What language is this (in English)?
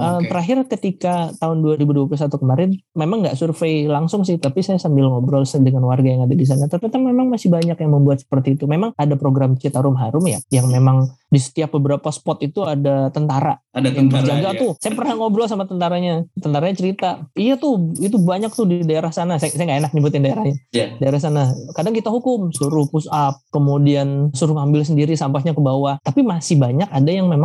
Indonesian